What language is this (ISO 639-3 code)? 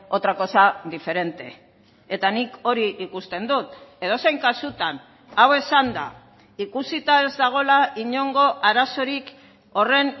eus